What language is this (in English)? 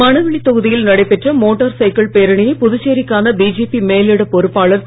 Tamil